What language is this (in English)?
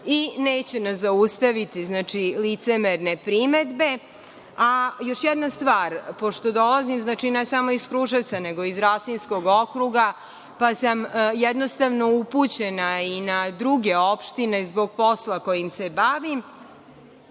Serbian